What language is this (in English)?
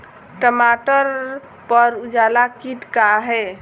Bhojpuri